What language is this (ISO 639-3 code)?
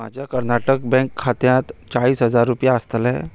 kok